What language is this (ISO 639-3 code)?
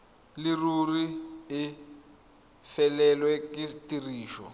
tsn